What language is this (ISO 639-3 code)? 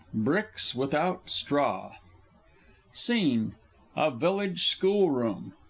eng